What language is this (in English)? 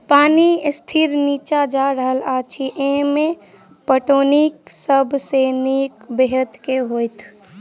Maithili